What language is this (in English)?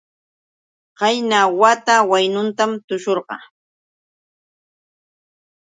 Yauyos Quechua